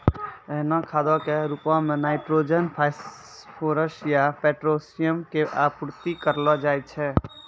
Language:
Maithili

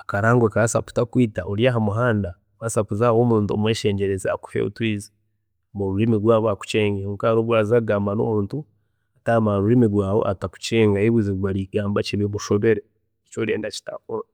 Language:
Chiga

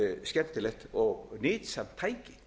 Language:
Icelandic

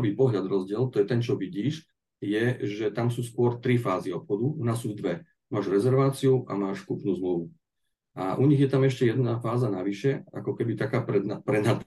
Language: Slovak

